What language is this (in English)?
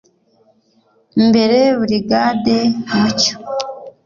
Kinyarwanda